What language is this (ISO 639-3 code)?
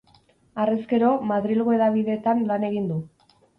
eus